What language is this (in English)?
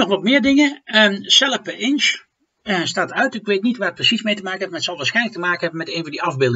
Dutch